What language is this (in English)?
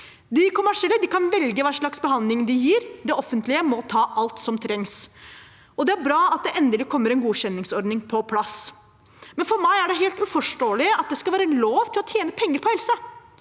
Norwegian